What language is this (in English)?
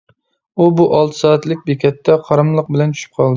Uyghur